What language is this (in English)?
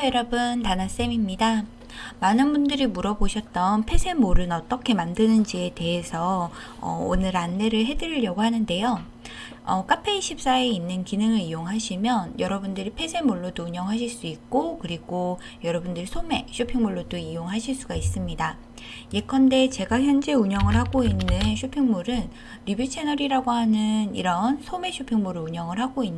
Korean